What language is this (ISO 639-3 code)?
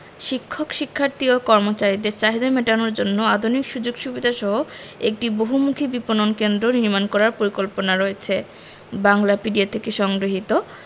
ben